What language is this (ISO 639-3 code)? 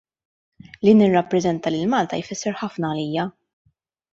mlt